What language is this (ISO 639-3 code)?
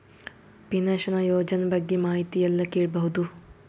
kan